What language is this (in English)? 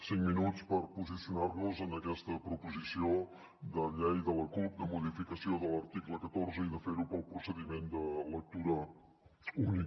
Catalan